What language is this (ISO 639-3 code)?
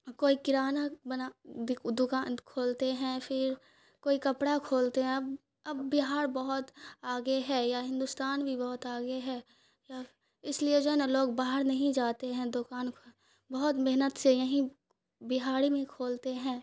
urd